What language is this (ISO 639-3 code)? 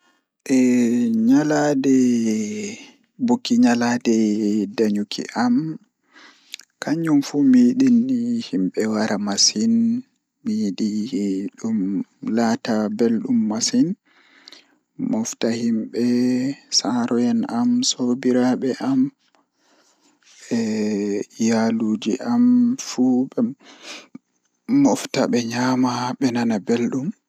ful